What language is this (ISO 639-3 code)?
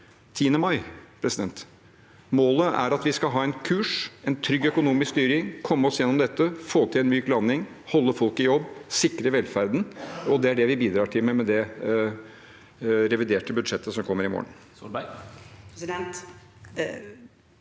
nor